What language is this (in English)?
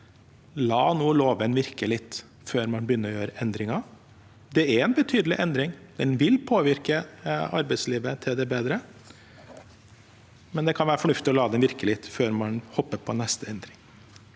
Norwegian